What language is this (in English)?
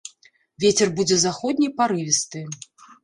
Belarusian